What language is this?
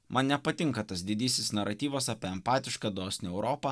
Lithuanian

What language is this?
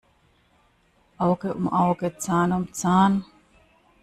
German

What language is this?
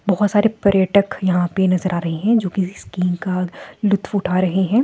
Hindi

